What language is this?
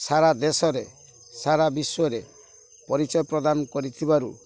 Odia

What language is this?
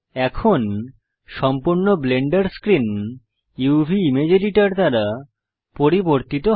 Bangla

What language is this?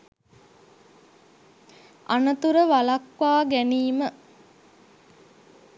Sinhala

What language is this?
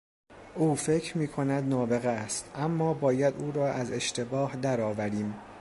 Persian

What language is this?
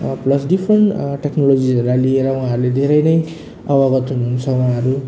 Nepali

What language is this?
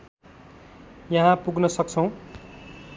Nepali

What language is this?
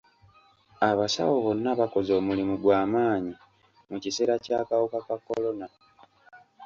Ganda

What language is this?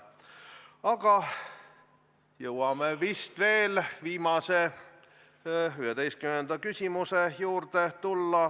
Estonian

